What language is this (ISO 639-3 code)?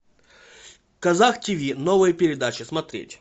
rus